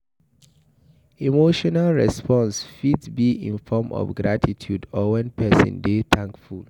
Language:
Nigerian Pidgin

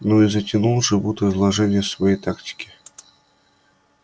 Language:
Russian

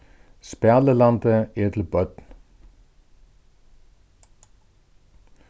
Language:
Faroese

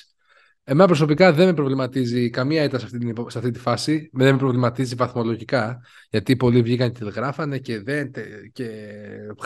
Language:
Greek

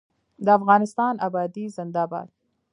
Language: Pashto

